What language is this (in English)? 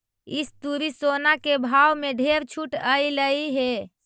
Magahi